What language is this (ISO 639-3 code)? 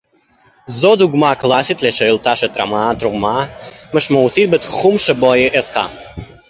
heb